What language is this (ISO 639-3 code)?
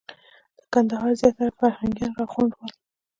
pus